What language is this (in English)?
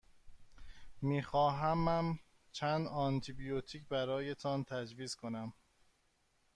Persian